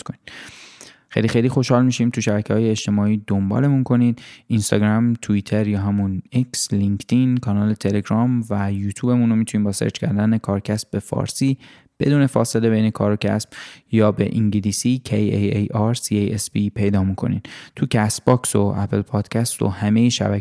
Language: Persian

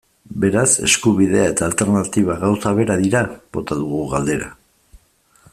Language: Basque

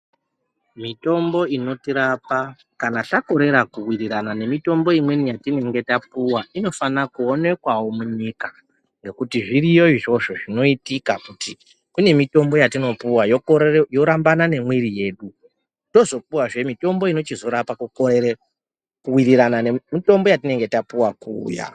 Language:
Ndau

